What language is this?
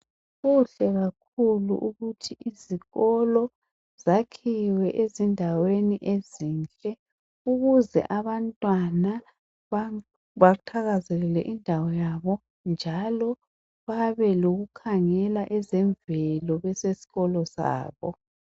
North Ndebele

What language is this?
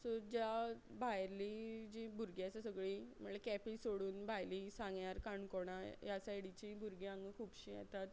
Konkani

